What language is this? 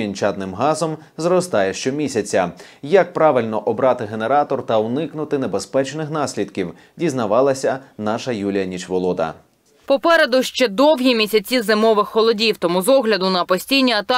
Ukrainian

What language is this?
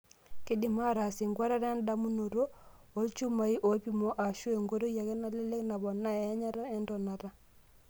Masai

